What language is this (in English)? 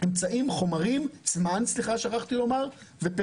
Hebrew